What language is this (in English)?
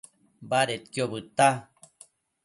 Matsés